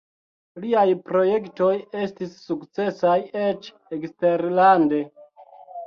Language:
Esperanto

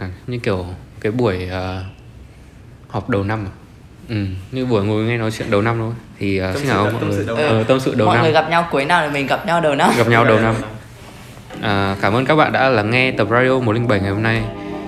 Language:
Vietnamese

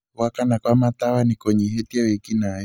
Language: Kikuyu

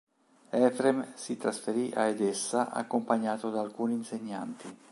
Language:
Italian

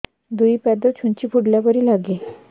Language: Odia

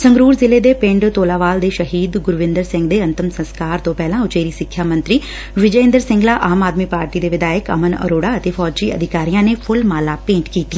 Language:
Punjabi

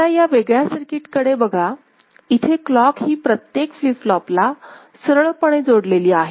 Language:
Marathi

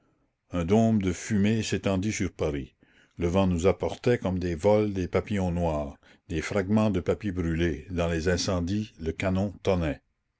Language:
French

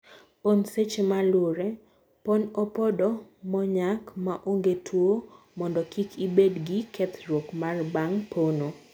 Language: Luo (Kenya and Tanzania)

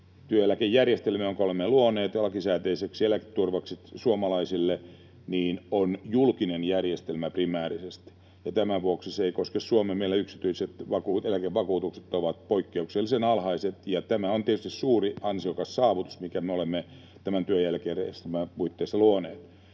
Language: Finnish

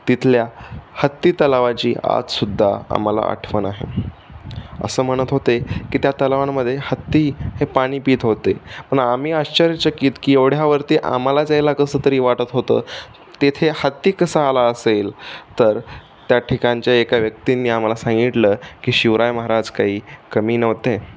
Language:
Marathi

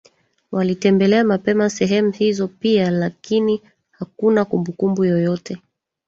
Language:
Swahili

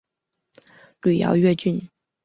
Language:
Chinese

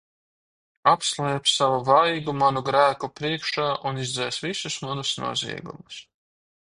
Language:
Latvian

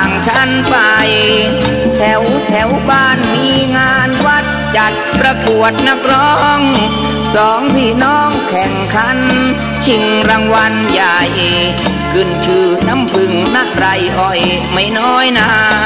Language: Thai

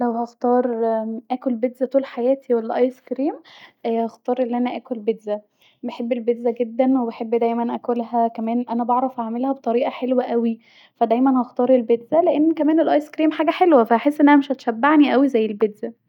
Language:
Egyptian Arabic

